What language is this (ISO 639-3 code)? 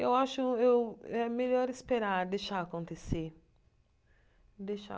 por